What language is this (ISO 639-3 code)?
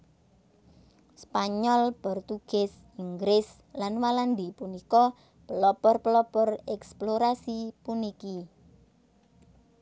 jav